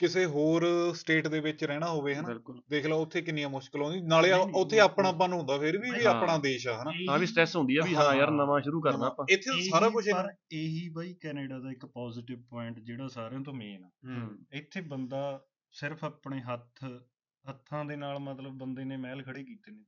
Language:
Punjabi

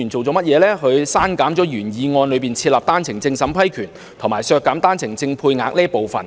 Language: Cantonese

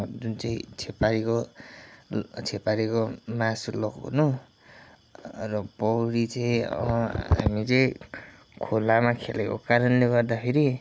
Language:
Nepali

